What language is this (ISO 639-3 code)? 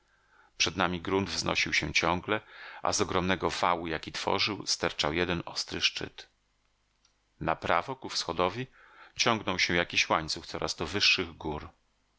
pol